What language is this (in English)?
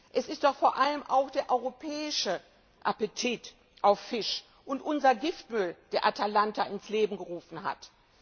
German